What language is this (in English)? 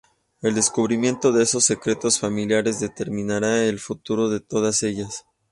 Spanish